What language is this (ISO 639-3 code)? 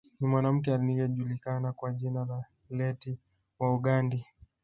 swa